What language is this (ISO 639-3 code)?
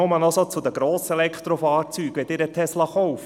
gsw